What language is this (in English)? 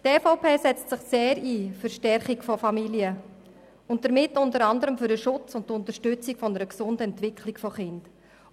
Swiss German